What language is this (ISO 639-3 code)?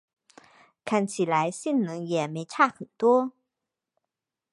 zho